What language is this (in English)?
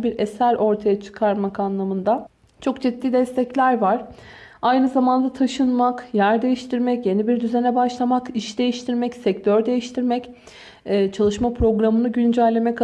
Turkish